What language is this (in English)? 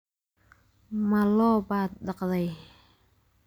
Somali